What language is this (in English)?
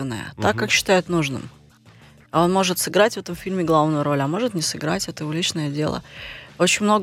Russian